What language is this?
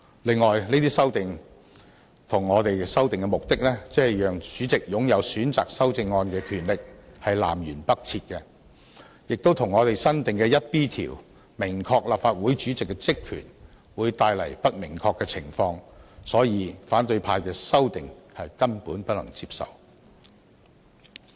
Cantonese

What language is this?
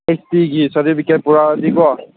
Manipuri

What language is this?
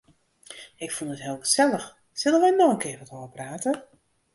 Western Frisian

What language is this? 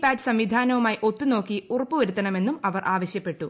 Malayalam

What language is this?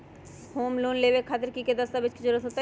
Magahi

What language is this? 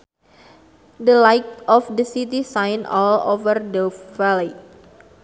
Sundanese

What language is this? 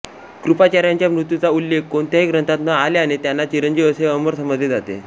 Marathi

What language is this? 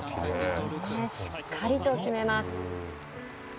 Japanese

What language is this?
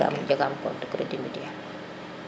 Serer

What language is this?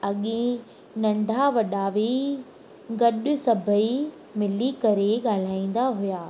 Sindhi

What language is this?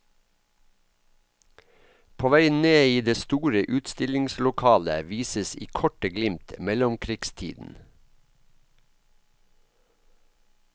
Norwegian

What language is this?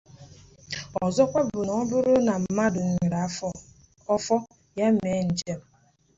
Igbo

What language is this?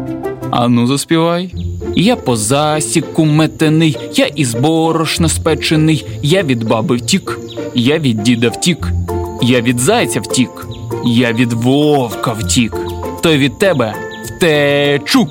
Ukrainian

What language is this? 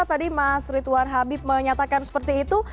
Indonesian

